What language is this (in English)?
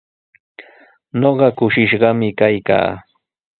Sihuas Ancash Quechua